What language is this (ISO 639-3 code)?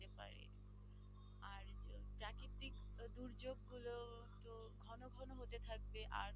ben